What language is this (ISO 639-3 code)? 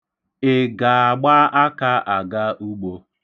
ibo